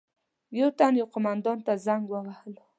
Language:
Pashto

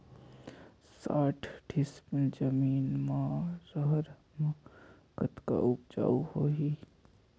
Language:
Chhattisgarhi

